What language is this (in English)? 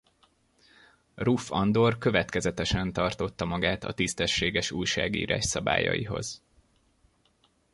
Hungarian